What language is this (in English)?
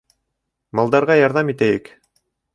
Bashkir